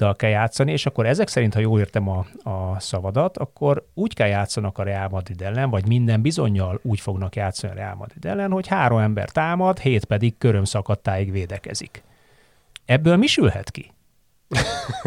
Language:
Hungarian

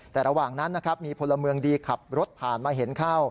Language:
Thai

